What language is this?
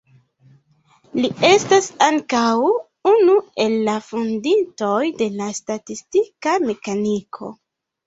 Esperanto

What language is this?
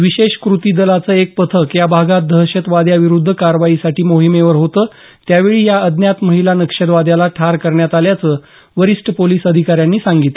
Marathi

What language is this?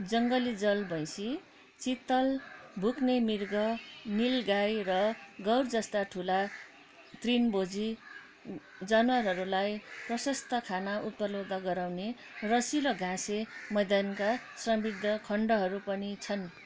Nepali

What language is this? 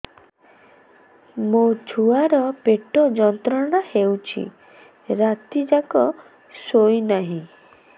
Odia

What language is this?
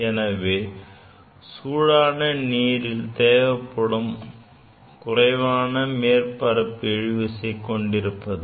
Tamil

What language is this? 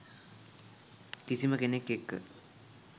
Sinhala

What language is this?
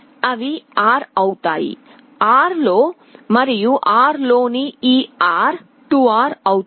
Telugu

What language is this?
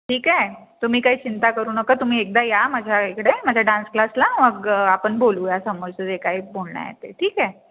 Marathi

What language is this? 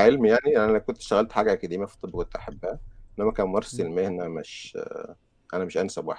Arabic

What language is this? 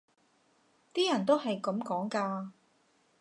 Cantonese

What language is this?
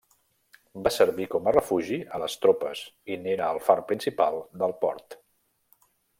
Catalan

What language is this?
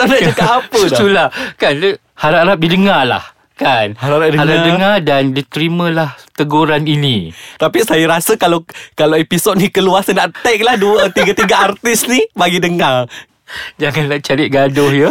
Malay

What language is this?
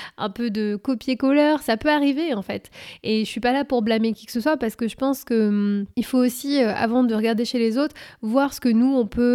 French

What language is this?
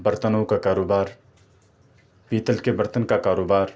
Urdu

